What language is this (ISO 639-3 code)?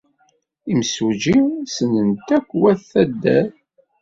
kab